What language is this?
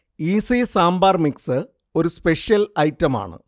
Malayalam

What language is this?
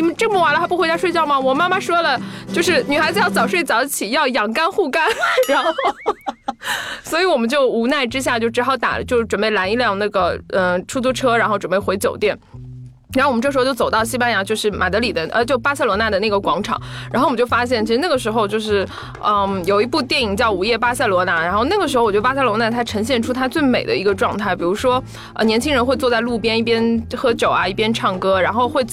Chinese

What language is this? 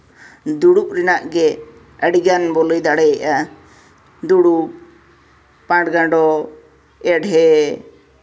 Santali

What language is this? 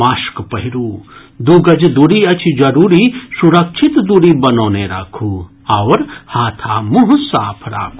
Maithili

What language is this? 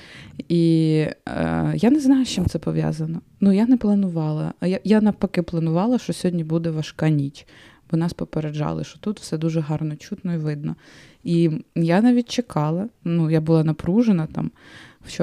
Ukrainian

